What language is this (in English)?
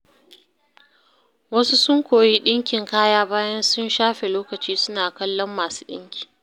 Hausa